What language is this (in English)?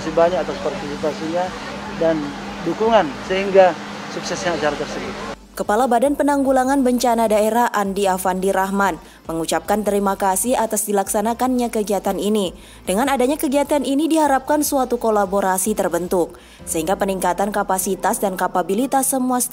Indonesian